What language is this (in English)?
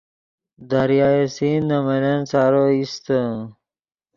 Yidgha